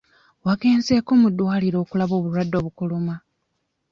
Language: Ganda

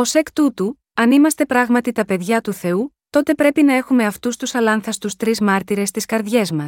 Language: Greek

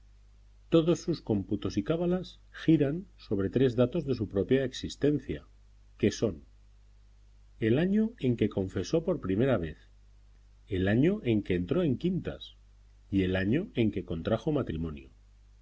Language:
Spanish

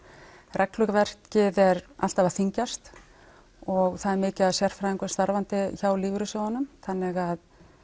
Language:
Icelandic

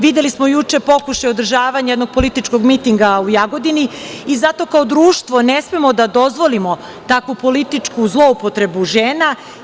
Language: Serbian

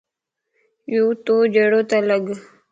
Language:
Lasi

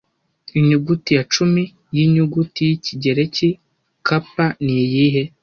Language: Kinyarwanda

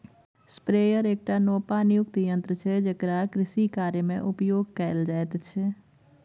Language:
Maithili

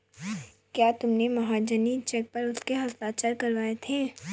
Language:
Hindi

